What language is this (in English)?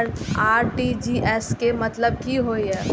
Maithili